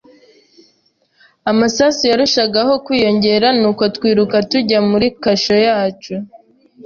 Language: Kinyarwanda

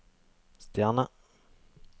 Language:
Norwegian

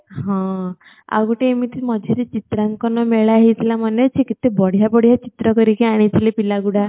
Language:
Odia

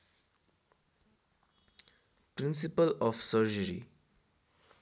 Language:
Nepali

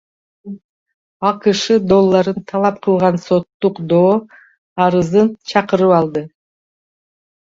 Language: Kyrgyz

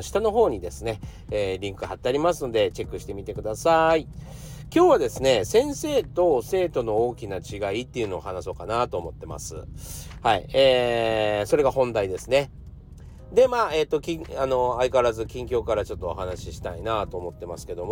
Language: Japanese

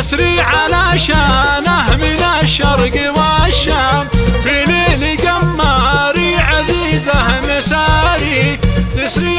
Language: Arabic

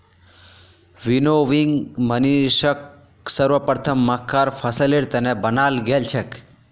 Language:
Magahi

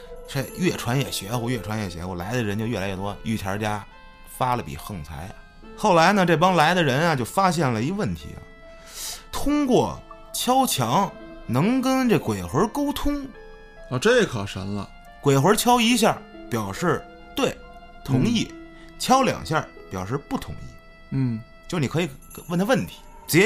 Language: Chinese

